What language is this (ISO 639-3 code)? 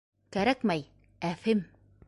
bak